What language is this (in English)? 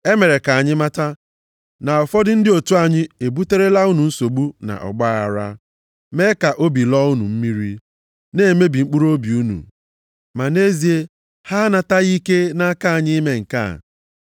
Igbo